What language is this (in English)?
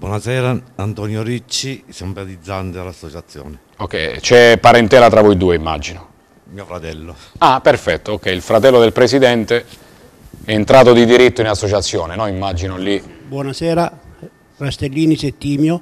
Italian